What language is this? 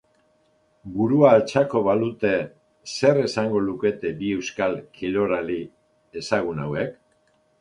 Basque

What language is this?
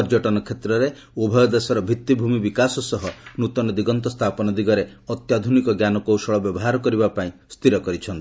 Odia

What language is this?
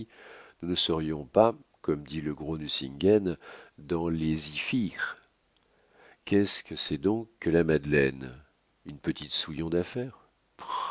French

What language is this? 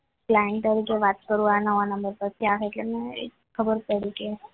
Gujarati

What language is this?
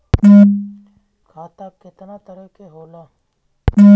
Bhojpuri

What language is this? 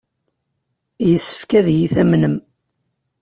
Kabyle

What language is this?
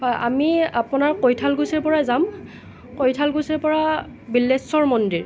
Assamese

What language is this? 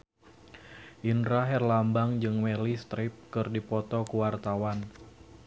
Sundanese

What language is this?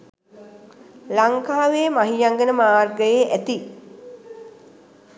Sinhala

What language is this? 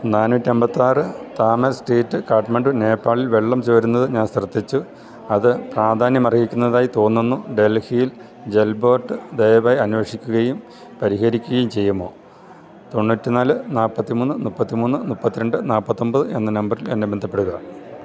Malayalam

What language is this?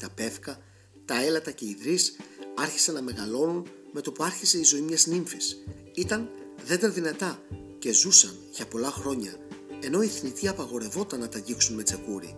Greek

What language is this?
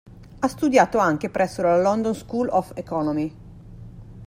Italian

